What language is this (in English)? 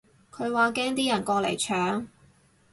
Cantonese